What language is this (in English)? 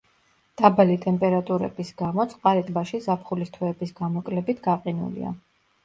Georgian